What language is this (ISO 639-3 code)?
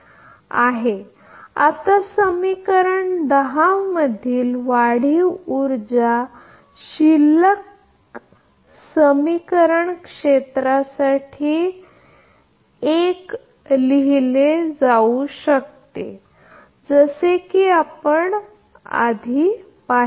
mar